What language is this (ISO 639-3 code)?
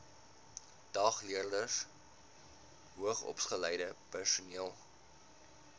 afr